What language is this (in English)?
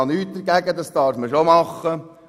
Swiss German